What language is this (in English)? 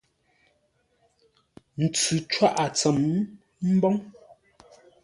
Ngombale